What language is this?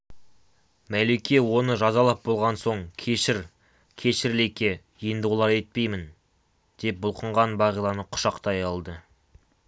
Kazakh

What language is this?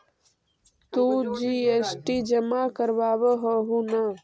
Magahi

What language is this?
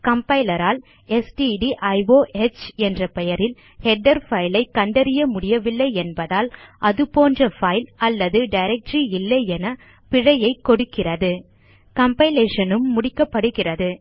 Tamil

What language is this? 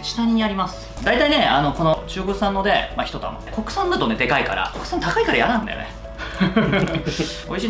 Japanese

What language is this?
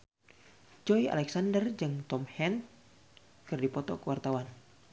Sundanese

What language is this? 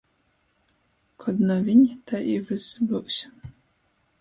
Latgalian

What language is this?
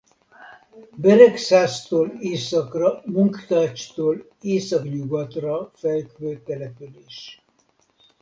Hungarian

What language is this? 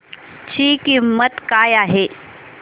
Marathi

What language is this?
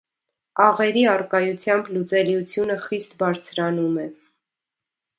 Armenian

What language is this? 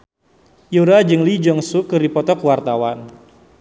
Sundanese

